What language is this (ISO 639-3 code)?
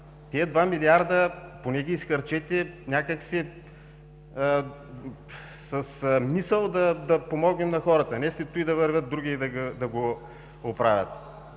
bul